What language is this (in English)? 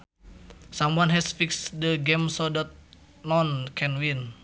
Sundanese